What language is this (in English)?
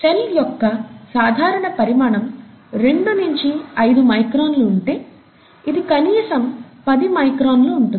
Telugu